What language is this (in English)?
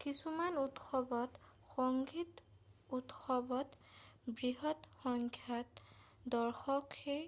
Assamese